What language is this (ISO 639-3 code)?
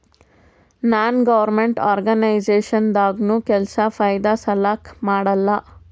kan